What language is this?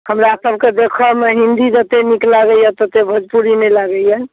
Maithili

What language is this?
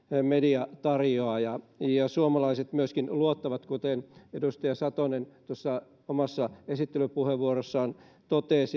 Finnish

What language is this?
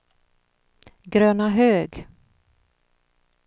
Swedish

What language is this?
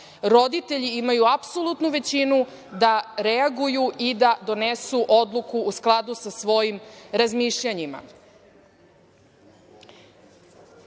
Serbian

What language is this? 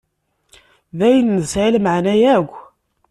Kabyle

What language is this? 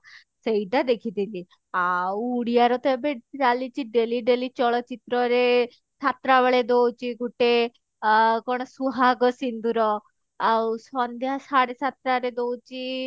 Odia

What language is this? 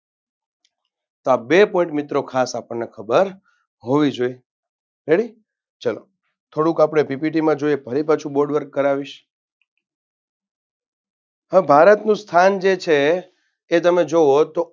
Gujarati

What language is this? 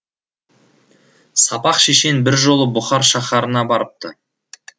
Kazakh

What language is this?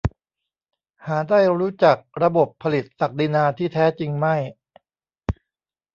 Thai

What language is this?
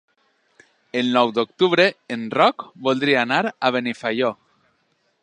Catalan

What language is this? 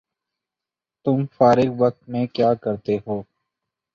Urdu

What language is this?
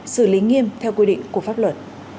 Vietnamese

